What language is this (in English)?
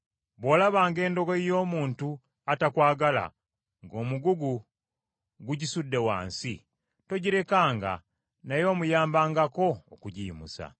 Ganda